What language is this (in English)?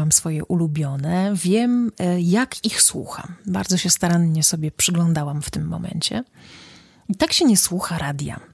Polish